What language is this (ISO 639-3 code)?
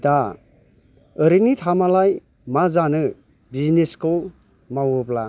brx